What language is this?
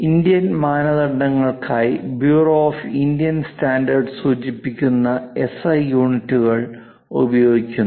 Malayalam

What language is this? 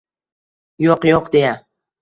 Uzbek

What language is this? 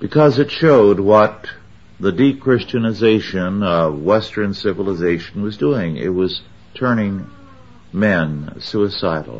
English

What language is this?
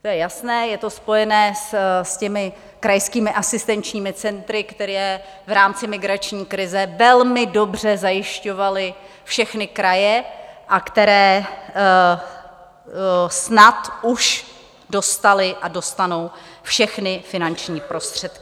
Czech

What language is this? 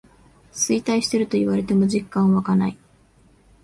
Japanese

